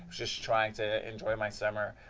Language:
English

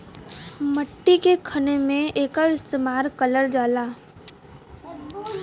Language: Bhojpuri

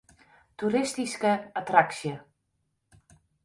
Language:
Western Frisian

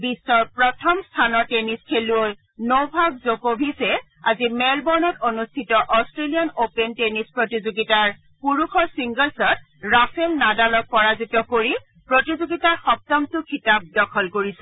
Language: Assamese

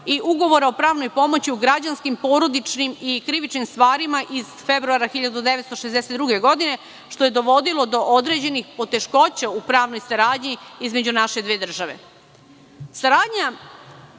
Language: Serbian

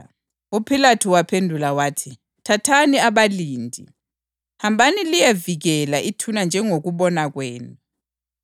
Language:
North Ndebele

